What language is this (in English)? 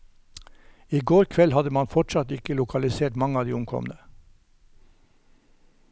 Norwegian